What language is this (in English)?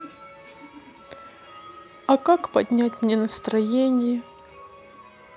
Russian